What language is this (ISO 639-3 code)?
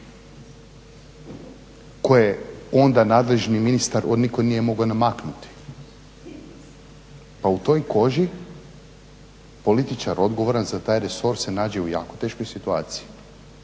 hrv